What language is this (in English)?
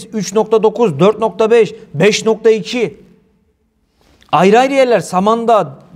Turkish